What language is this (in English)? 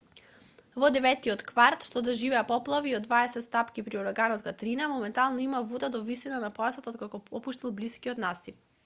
Macedonian